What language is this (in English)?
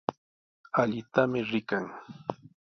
Sihuas Ancash Quechua